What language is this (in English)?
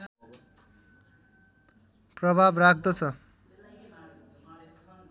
Nepali